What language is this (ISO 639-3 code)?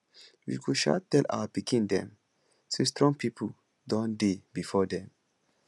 pcm